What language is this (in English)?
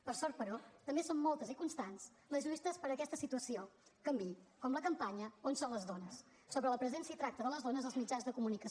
Catalan